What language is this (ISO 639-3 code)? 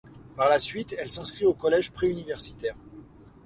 fra